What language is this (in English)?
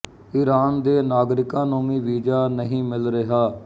Punjabi